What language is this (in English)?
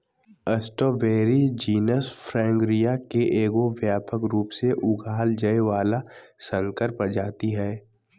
Magahi